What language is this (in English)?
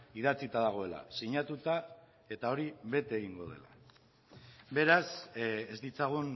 Basque